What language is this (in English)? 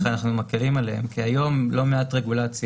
Hebrew